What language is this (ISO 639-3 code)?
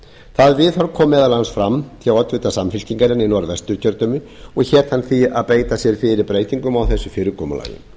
isl